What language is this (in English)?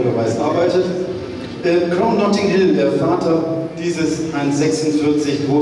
German